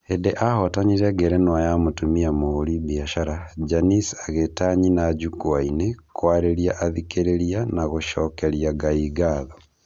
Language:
Kikuyu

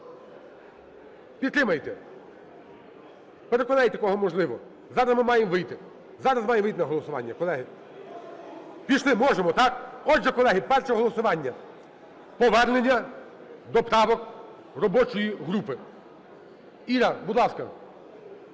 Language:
Ukrainian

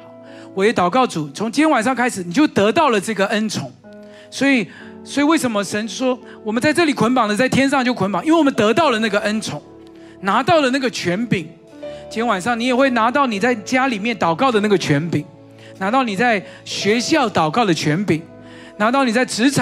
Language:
Chinese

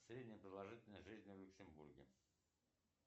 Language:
Russian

